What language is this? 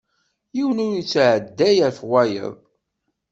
Kabyle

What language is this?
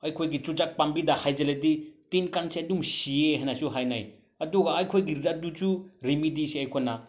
Manipuri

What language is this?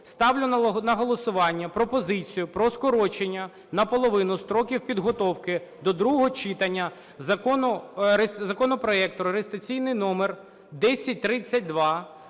Ukrainian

